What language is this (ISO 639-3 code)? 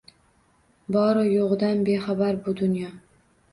uzb